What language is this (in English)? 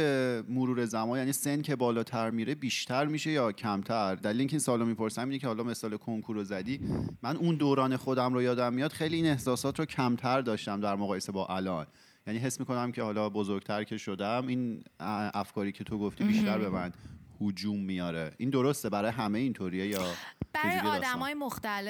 Persian